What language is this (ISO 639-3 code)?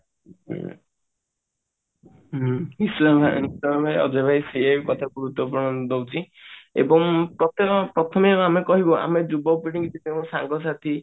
ori